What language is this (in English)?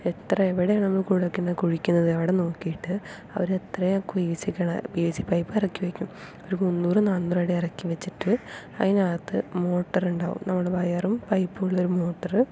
Malayalam